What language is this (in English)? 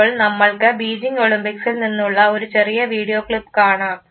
Malayalam